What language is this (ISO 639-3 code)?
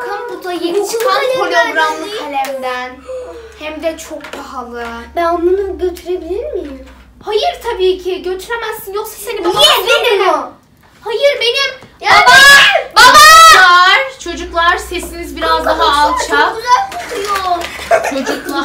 tur